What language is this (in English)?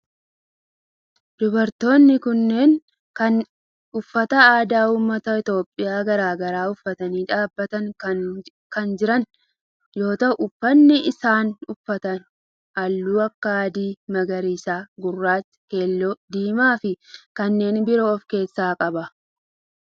Oromo